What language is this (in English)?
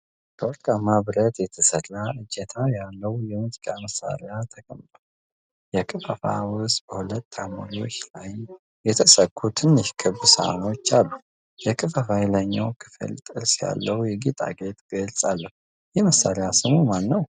Amharic